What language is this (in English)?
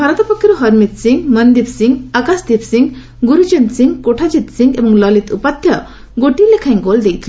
Odia